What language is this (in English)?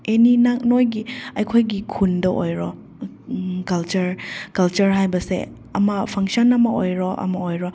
Manipuri